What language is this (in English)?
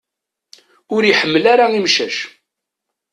Kabyle